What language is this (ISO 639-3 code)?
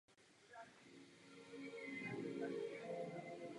ces